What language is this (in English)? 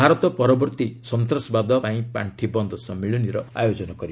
Odia